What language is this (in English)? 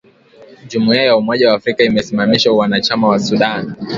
Swahili